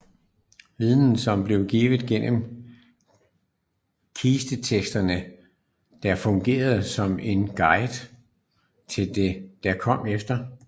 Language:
Danish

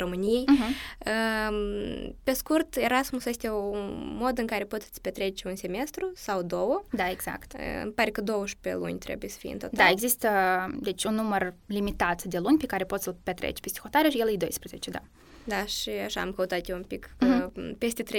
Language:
Romanian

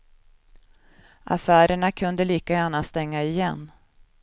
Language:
Swedish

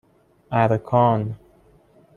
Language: Persian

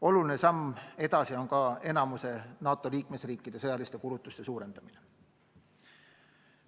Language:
Estonian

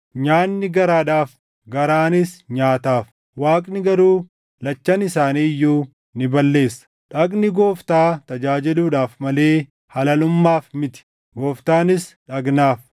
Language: Oromo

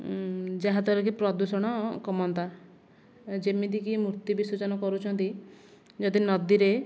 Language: Odia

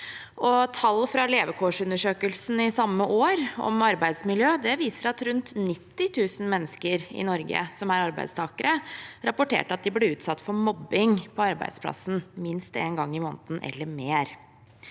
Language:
Norwegian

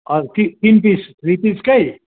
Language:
Nepali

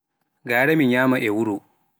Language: Pular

